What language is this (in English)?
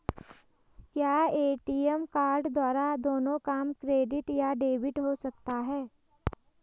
Hindi